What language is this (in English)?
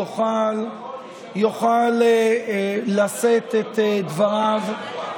Hebrew